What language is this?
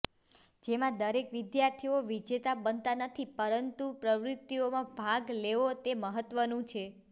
Gujarati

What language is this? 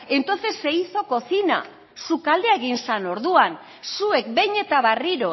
Basque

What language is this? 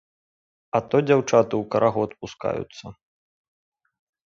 Belarusian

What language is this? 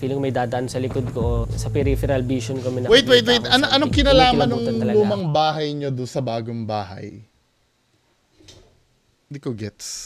Filipino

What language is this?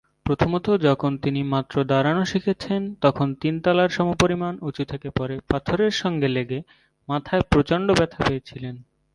Bangla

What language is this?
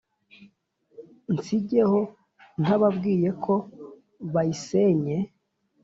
Kinyarwanda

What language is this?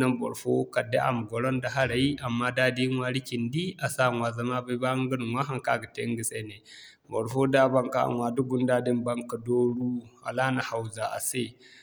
Zarma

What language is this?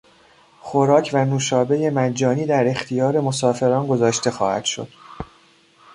Persian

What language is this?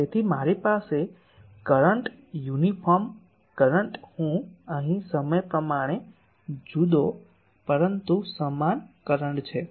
Gujarati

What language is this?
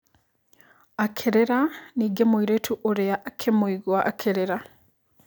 Kikuyu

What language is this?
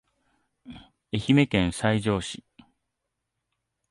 Japanese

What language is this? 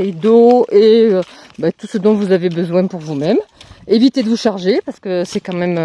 French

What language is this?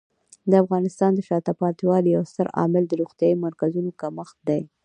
Pashto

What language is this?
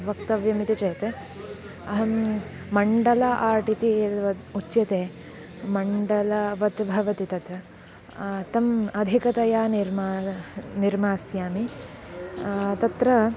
Sanskrit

